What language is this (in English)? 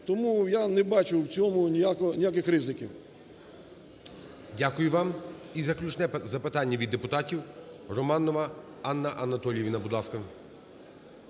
Ukrainian